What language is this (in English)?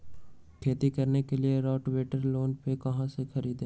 Magahi